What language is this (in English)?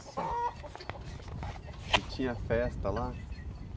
Portuguese